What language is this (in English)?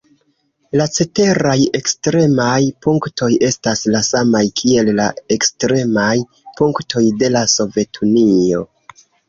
Esperanto